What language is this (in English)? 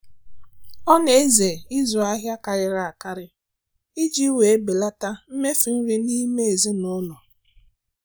Igbo